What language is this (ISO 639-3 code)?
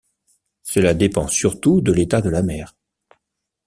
fra